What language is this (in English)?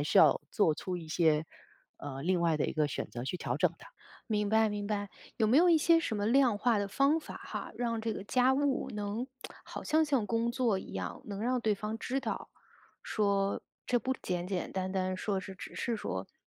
Chinese